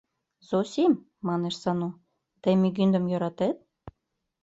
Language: Mari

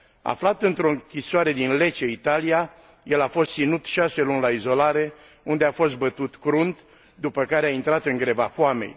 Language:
Romanian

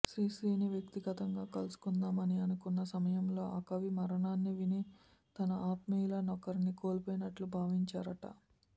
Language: Telugu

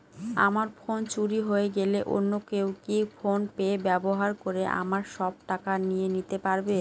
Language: Bangla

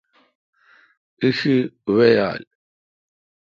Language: Kalkoti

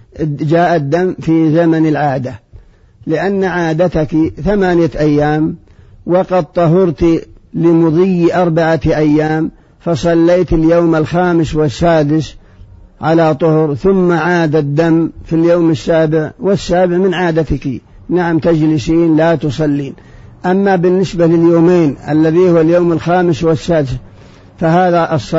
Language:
Arabic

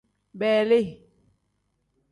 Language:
Tem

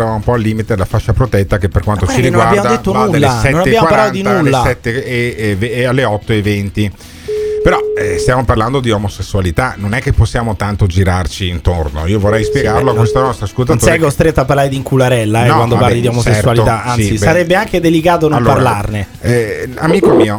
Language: Italian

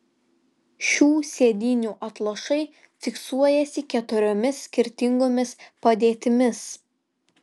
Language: Lithuanian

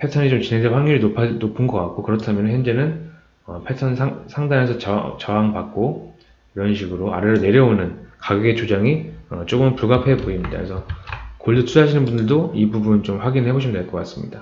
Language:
Korean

